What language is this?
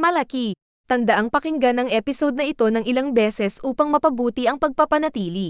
Filipino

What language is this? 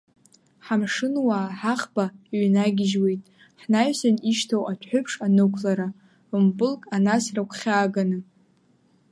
Abkhazian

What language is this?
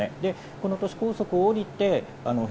Japanese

